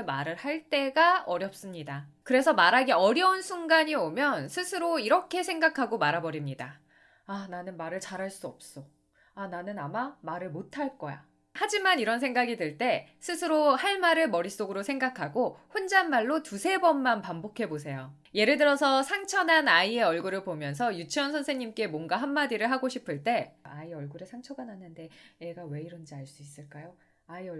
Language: Korean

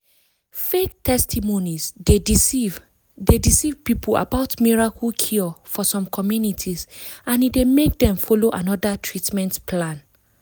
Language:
Nigerian Pidgin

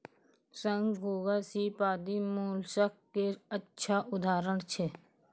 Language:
Maithili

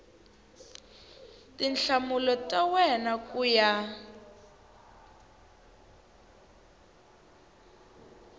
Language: Tsonga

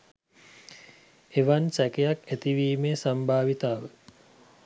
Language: Sinhala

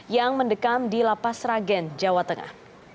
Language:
Indonesian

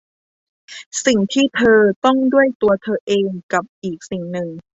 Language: Thai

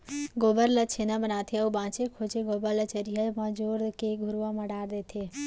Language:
Chhattisgarhi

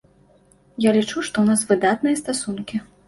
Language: Belarusian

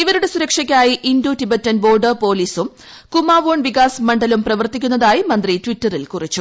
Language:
Malayalam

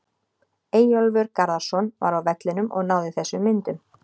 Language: Icelandic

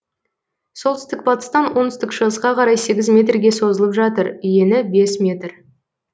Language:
Kazakh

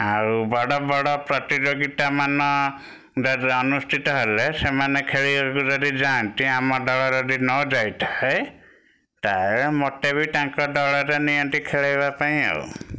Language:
Odia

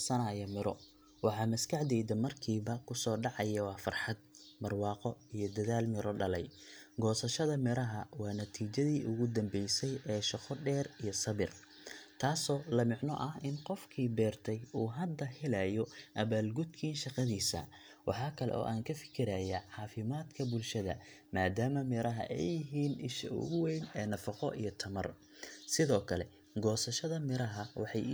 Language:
Somali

